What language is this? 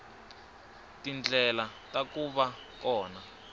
Tsonga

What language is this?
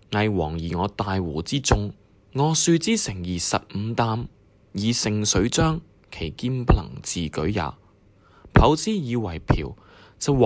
Chinese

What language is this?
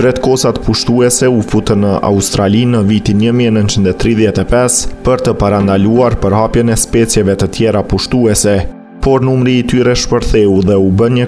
Romanian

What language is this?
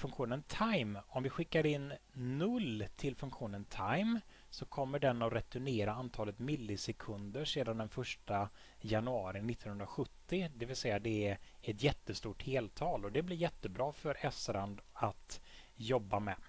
Swedish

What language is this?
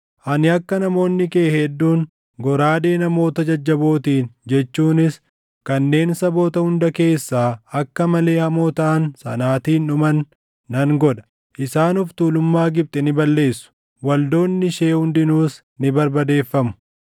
Oromo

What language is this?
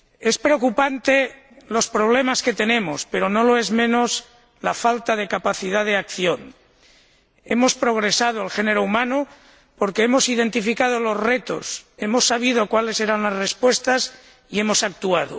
Spanish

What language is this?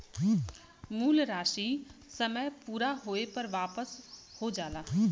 Bhojpuri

